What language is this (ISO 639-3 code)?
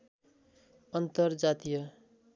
nep